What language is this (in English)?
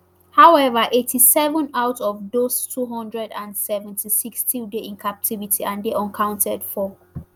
Nigerian Pidgin